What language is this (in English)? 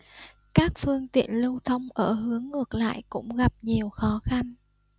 Vietnamese